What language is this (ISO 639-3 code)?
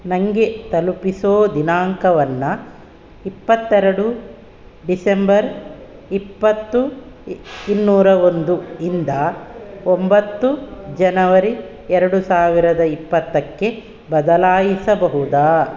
kan